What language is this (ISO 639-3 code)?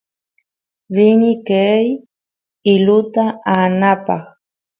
qus